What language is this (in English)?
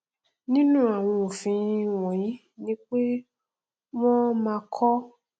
Yoruba